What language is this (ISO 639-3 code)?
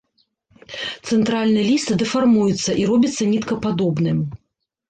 bel